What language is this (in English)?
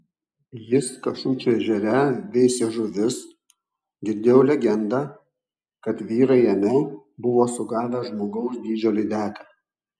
Lithuanian